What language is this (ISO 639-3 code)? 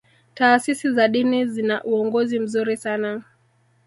swa